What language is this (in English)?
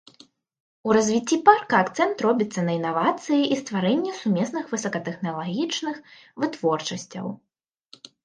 Belarusian